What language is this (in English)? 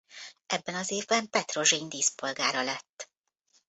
Hungarian